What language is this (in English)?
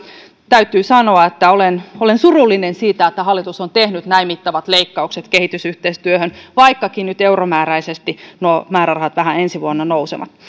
Finnish